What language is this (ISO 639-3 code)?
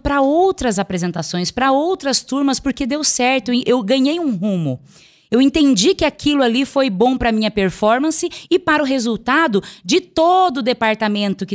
por